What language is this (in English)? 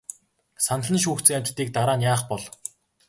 Mongolian